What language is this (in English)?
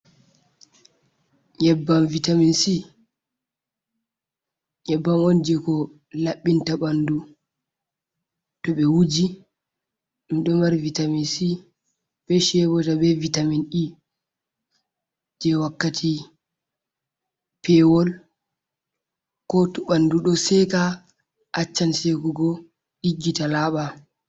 Fula